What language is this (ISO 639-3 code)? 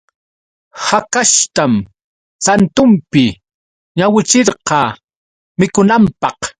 qux